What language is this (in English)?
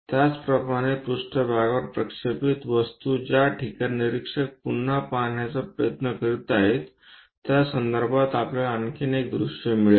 Marathi